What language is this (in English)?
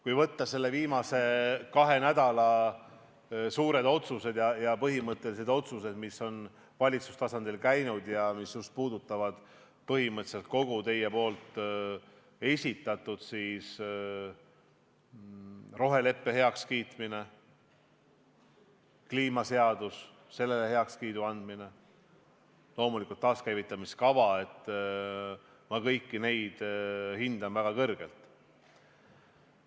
Estonian